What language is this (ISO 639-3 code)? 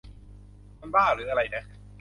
tha